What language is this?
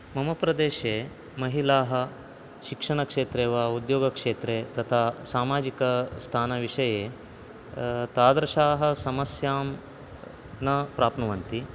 Sanskrit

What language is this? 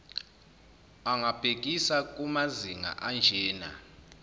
Zulu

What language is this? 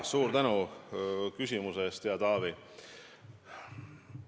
Estonian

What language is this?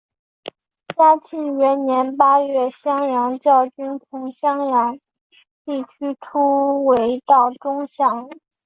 Chinese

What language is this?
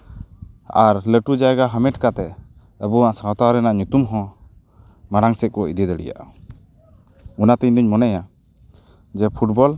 Santali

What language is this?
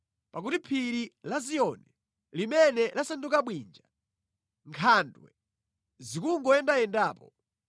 Nyanja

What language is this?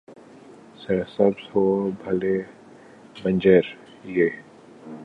Urdu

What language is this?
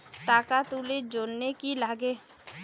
Bangla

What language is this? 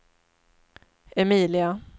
Swedish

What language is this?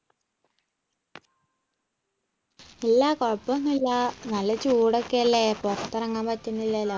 Malayalam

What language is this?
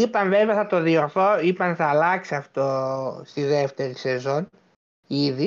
Greek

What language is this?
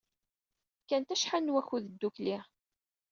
Kabyle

